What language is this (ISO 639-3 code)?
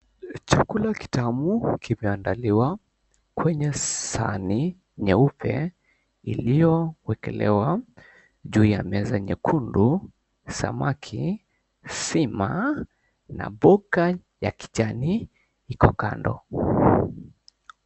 swa